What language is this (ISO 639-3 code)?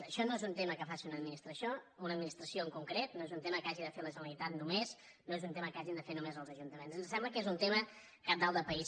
cat